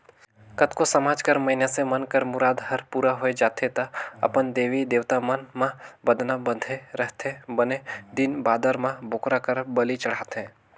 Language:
Chhattisgarhi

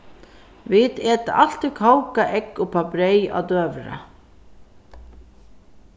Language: Faroese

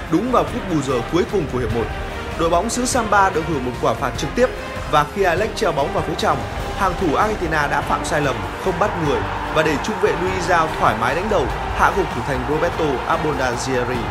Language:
Vietnamese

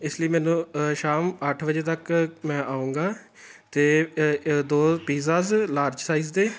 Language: Punjabi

